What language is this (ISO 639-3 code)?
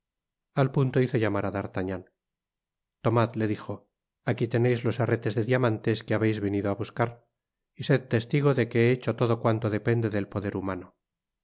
spa